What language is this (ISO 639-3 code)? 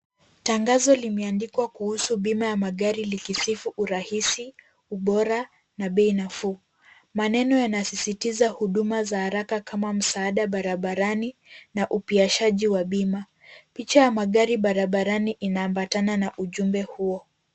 swa